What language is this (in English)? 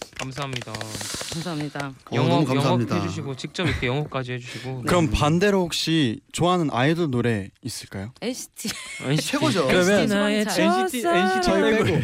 Korean